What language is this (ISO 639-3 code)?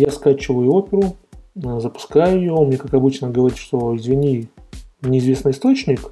rus